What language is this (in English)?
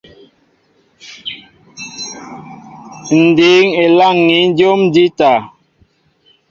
Mbo (Cameroon)